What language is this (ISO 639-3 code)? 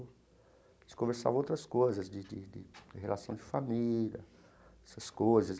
por